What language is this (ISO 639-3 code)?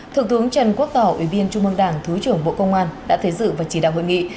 vie